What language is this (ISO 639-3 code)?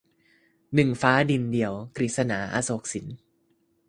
tha